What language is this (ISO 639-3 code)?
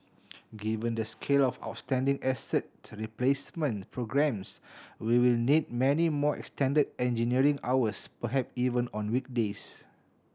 eng